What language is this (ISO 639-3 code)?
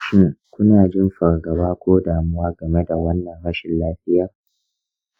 hau